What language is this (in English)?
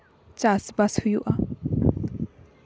Santali